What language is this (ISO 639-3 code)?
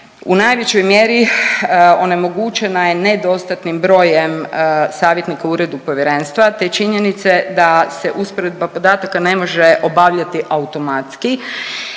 hrv